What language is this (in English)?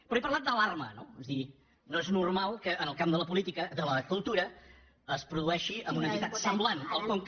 Catalan